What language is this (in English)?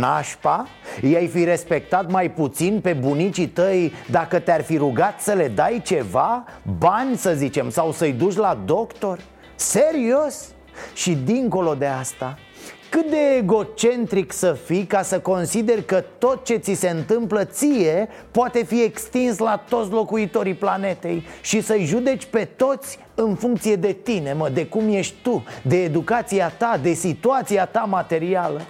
Romanian